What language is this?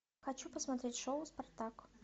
Russian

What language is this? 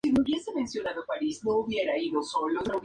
Spanish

